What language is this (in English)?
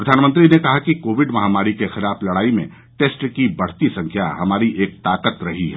Hindi